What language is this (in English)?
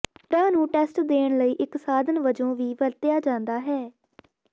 Punjabi